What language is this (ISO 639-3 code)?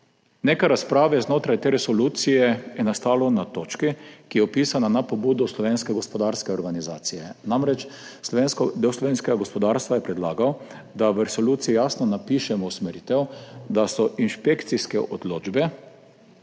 slv